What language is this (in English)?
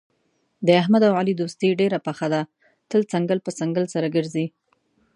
Pashto